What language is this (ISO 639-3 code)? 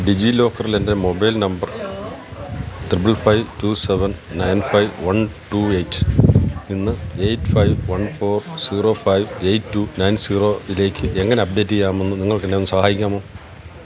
mal